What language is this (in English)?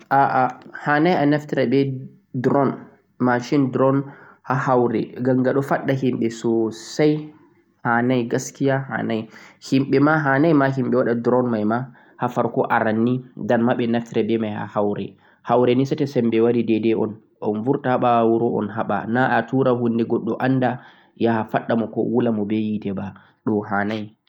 Central-Eastern Niger Fulfulde